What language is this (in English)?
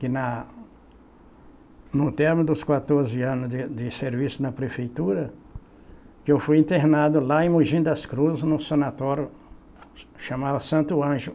Portuguese